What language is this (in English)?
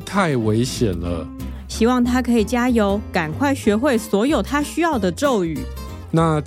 Chinese